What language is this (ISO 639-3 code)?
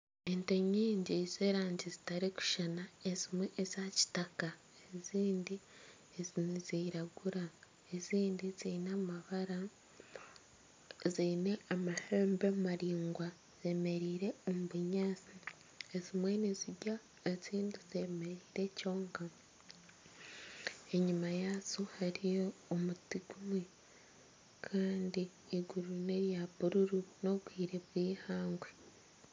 nyn